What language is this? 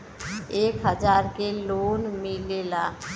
Bhojpuri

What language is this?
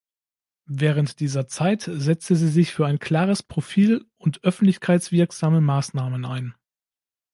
German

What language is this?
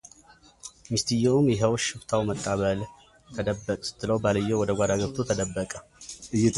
Amharic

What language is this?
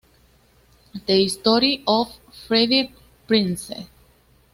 Spanish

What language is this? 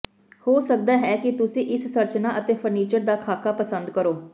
Punjabi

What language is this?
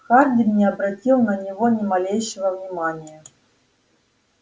Russian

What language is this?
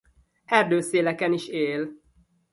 Hungarian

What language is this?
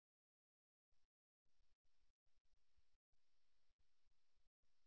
Tamil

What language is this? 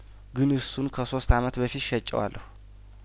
Amharic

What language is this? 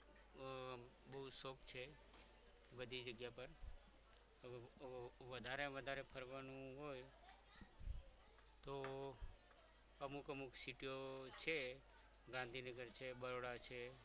Gujarati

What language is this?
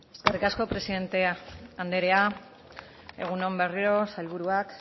Basque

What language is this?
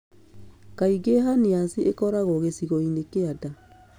Kikuyu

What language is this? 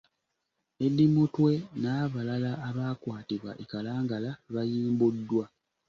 Ganda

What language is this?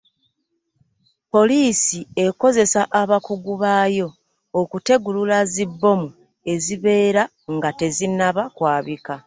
Ganda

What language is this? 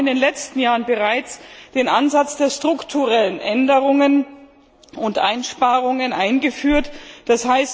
German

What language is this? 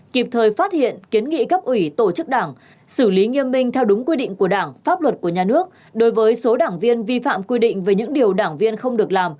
Vietnamese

